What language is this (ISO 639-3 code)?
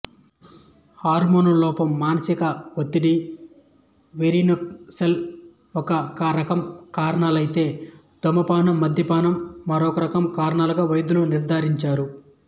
tel